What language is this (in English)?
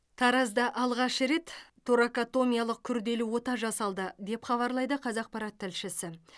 Kazakh